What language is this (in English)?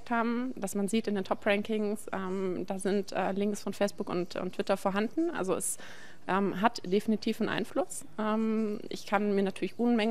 German